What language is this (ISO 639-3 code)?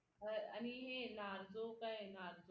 mar